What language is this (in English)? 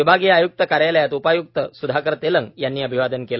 Marathi